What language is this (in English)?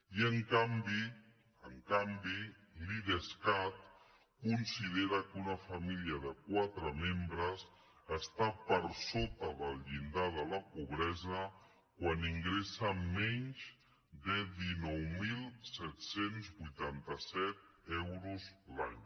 Catalan